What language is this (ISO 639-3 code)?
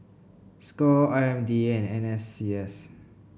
eng